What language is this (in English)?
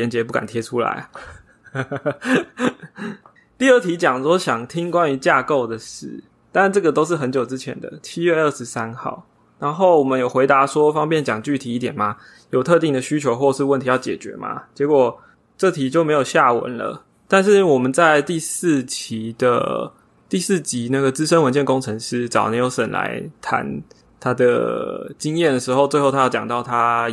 Chinese